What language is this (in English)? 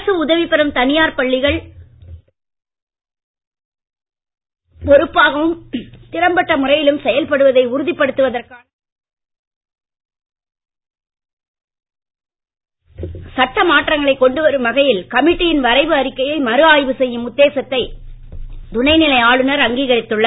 Tamil